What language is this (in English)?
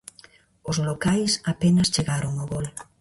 Galician